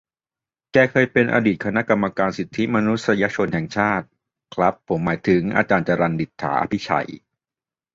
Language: Thai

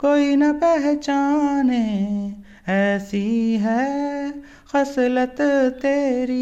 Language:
Urdu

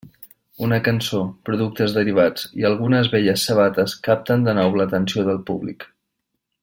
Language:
Catalan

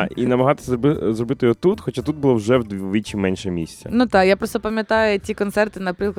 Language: Ukrainian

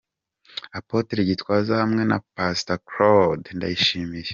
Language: Kinyarwanda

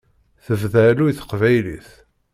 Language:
Kabyle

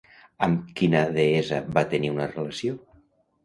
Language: Catalan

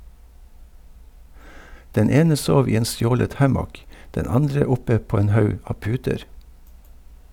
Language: Norwegian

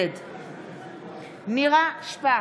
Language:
Hebrew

